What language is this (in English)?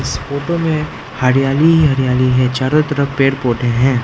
Hindi